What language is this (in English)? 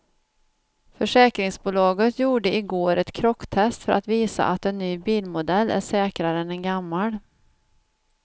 Swedish